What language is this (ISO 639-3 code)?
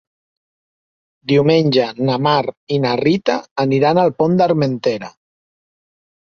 cat